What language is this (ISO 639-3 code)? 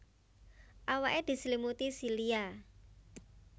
jav